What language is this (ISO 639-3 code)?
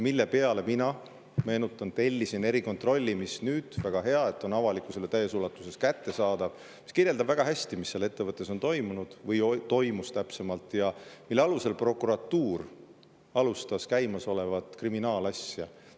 est